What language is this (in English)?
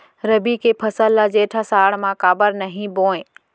Chhattisgarhi